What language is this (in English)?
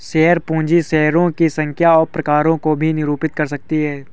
Hindi